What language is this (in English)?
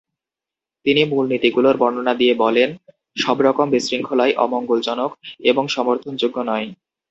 Bangla